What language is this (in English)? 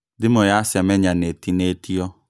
Kikuyu